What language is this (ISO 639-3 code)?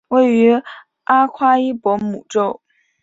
zho